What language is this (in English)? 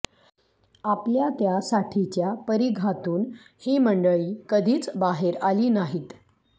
Marathi